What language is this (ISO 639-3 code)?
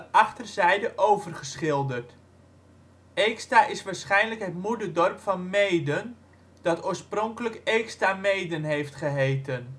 nld